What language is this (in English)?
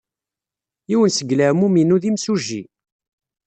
Kabyle